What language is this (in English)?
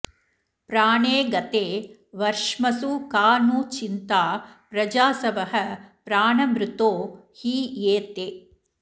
Sanskrit